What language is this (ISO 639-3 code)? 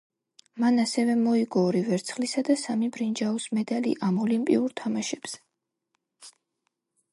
kat